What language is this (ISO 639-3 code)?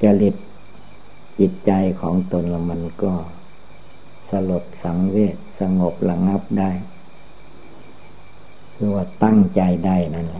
tha